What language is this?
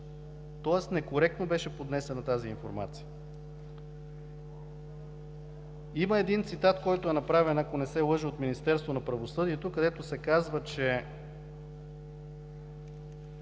Bulgarian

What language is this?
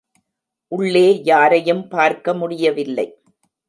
Tamil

